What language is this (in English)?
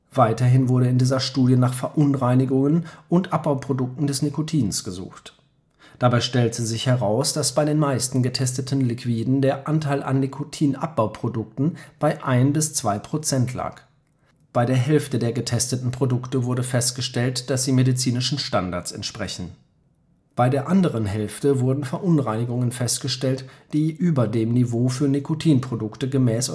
German